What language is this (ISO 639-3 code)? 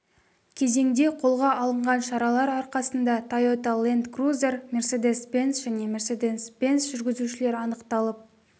kaz